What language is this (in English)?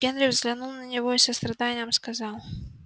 Russian